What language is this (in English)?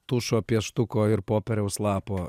Lithuanian